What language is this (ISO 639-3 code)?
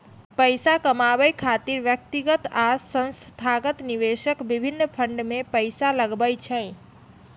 mai